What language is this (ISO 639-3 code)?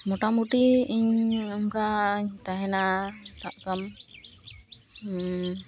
sat